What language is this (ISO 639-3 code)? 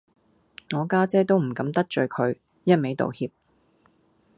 yue